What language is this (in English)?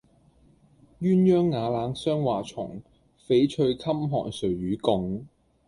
Cantonese